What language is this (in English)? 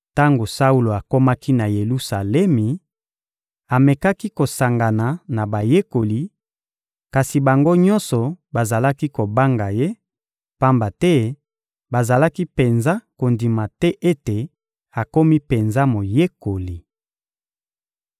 Lingala